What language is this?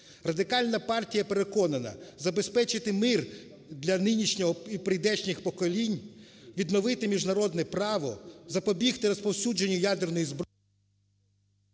Ukrainian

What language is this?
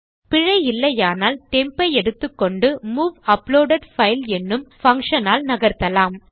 Tamil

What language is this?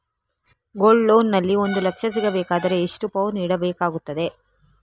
Kannada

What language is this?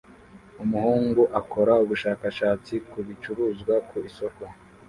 Kinyarwanda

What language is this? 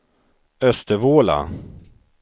Swedish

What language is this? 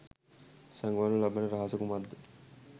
Sinhala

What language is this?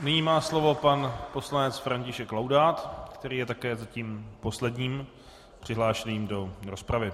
Czech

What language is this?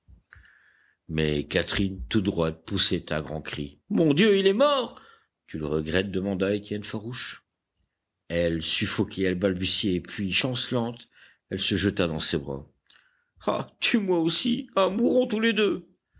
French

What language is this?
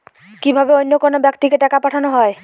Bangla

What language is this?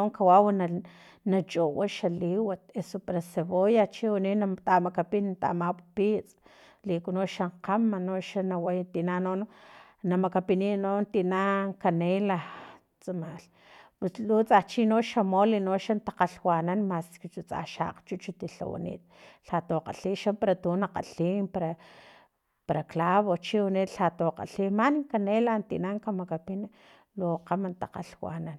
Filomena Mata-Coahuitlán Totonac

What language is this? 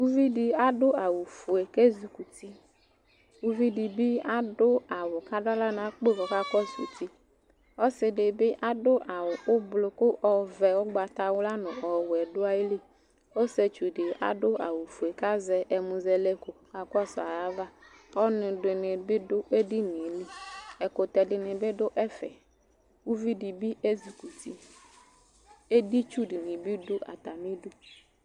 Ikposo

